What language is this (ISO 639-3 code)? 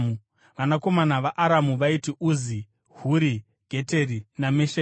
sna